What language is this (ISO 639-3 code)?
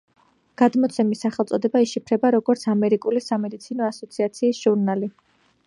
kat